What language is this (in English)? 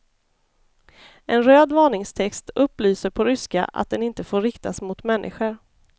Swedish